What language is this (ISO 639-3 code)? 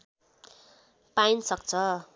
nep